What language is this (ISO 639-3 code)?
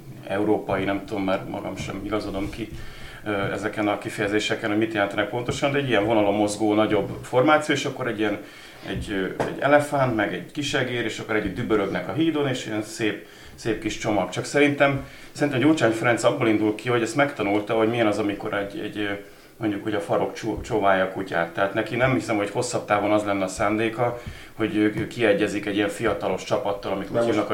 hun